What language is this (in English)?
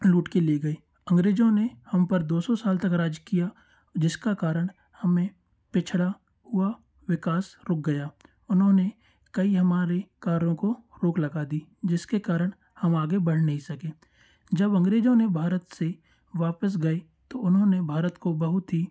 Hindi